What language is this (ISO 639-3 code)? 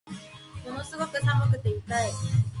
jpn